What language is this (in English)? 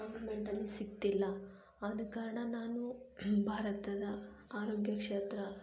Kannada